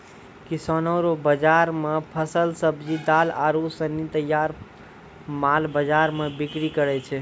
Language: Maithili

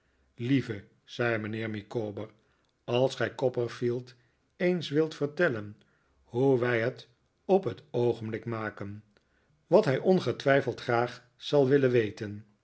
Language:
Dutch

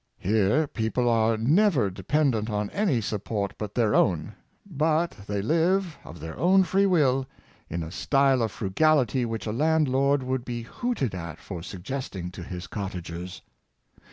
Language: English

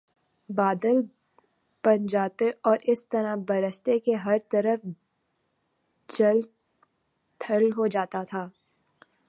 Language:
Urdu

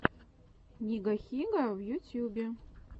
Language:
Russian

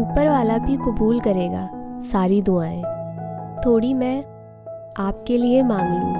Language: Hindi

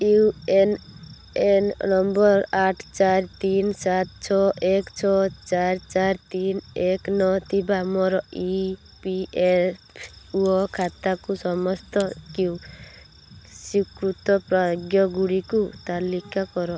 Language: Odia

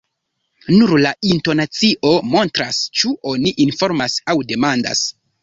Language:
Esperanto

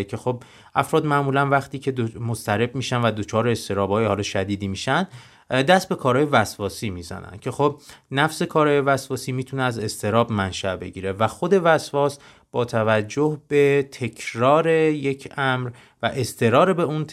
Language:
Persian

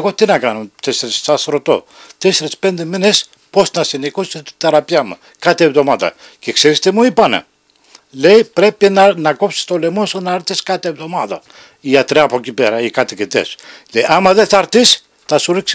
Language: Greek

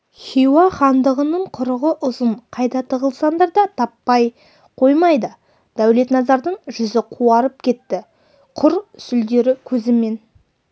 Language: Kazakh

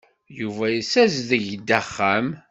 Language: Kabyle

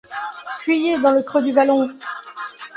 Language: French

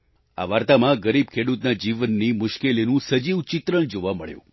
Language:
Gujarati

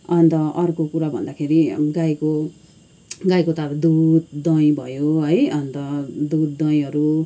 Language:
Nepali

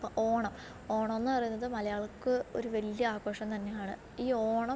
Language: Malayalam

